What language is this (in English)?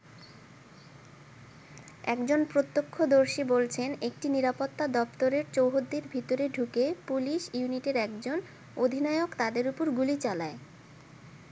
Bangla